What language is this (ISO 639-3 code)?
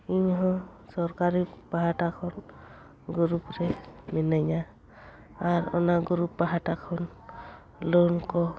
sat